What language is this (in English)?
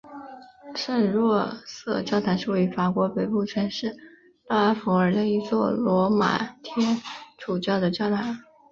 Chinese